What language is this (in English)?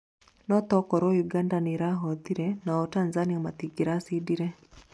Kikuyu